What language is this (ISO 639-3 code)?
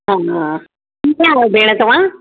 snd